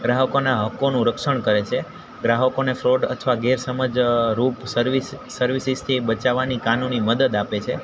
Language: Gujarati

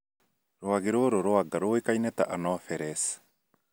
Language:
Kikuyu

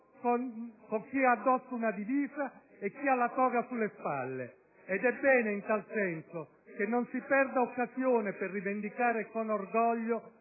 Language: Italian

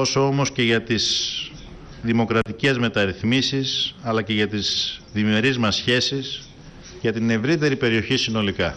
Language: Greek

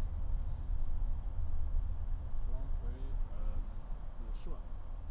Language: Chinese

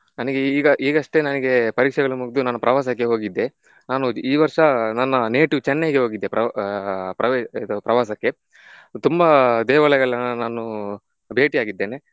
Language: Kannada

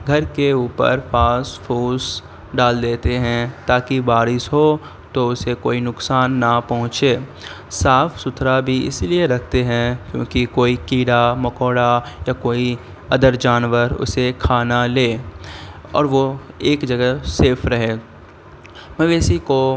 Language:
Urdu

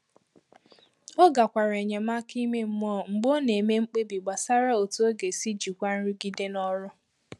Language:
Igbo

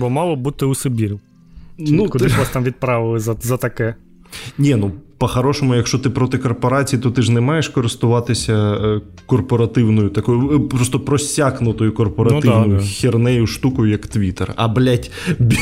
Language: Ukrainian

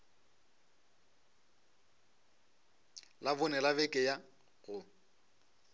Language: Northern Sotho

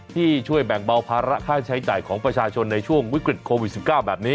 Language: Thai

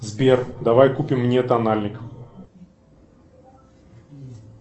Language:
Russian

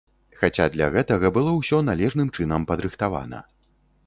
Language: Belarusian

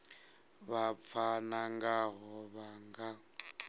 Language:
Venda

